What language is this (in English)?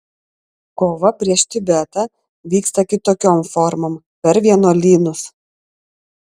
Lithuanian